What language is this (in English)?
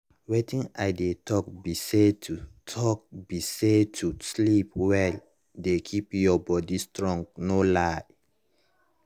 Nigerian Pidgin